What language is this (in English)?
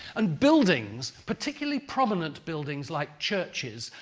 English